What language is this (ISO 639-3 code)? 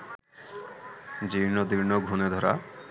ben